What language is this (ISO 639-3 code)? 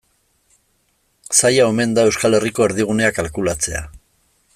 eus